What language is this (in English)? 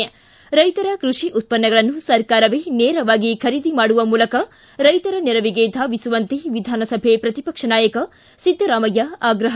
Kannada